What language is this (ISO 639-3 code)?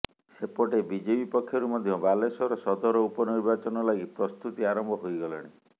ori